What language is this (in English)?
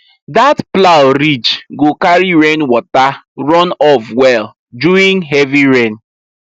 Nigerian Pidgin